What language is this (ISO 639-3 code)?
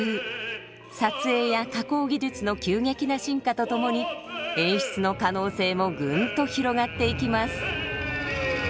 jpn